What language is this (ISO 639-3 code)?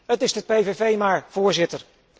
nld